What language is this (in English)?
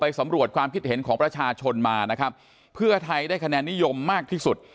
Thai